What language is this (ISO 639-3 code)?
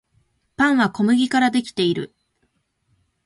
jpn